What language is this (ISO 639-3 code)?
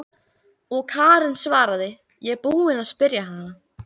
isl